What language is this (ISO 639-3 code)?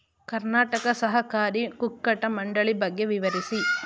kan